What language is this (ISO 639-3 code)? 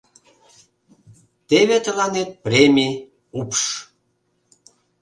chm